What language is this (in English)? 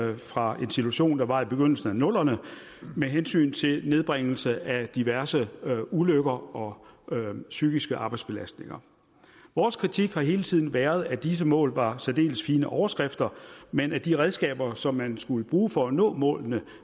Danish